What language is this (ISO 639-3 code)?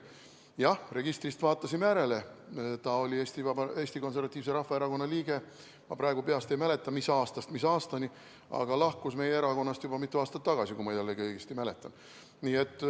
est